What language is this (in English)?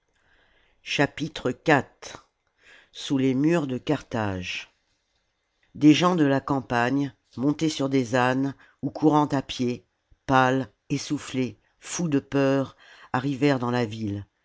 French